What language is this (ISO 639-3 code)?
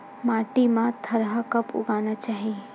hne